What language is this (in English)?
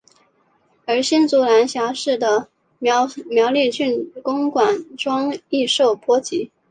Chinese